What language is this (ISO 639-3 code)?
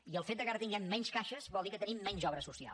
cat